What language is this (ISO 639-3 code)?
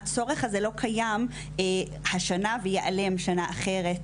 heb